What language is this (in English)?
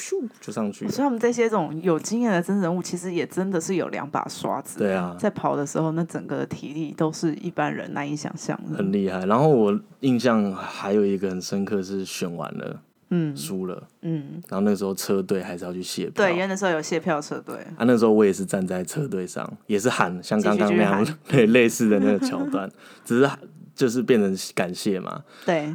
Chinese